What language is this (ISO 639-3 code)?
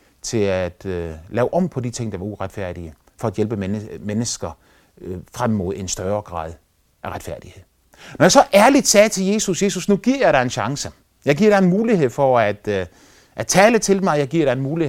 dan